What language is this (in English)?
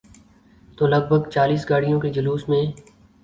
Urdu